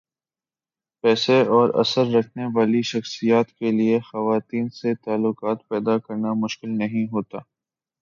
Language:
Urdu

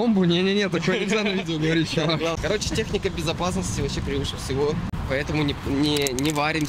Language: Russian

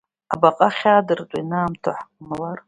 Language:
Abkhazian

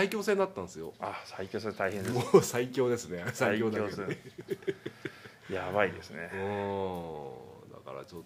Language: Japanese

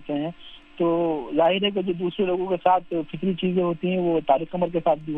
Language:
Urdu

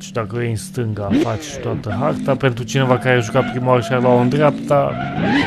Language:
Romanian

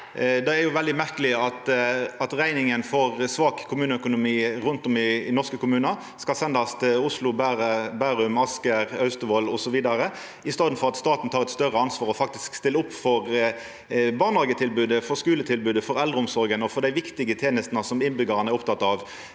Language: Norwegian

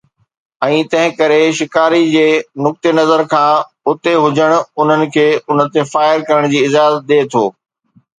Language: Sindhi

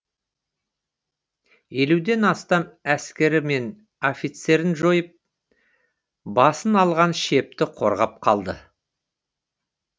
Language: Kazakh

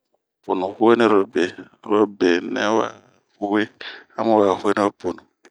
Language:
Bomu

